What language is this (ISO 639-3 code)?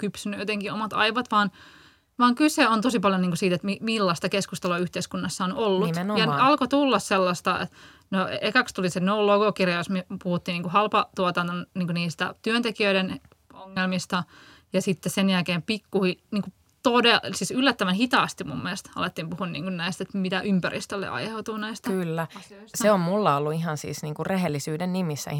fin